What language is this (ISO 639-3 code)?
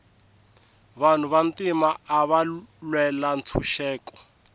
tso